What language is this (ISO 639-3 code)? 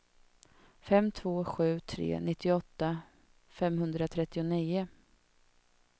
swe